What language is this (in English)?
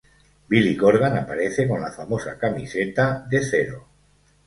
Spanish